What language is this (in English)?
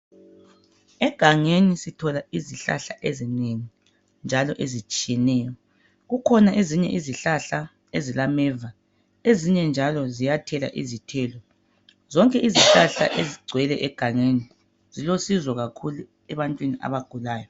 North Ndebele